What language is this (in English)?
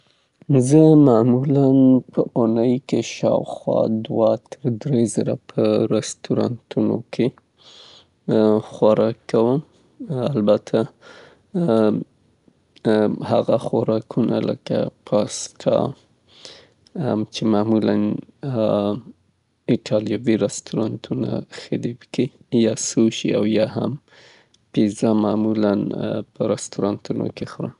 Southern Pashto